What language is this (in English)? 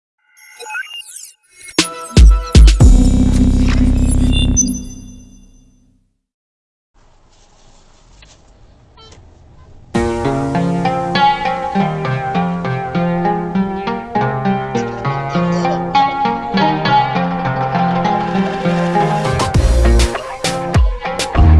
English